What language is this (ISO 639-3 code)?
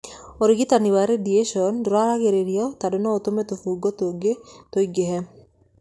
kik